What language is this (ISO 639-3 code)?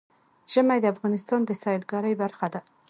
pus